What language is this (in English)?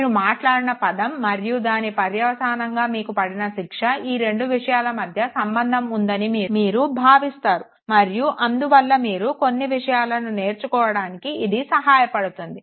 Telugu